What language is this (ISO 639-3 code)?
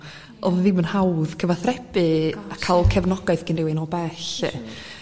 cym